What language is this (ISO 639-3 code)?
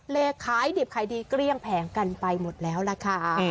tha